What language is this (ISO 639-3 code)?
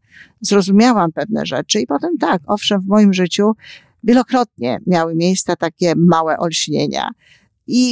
pol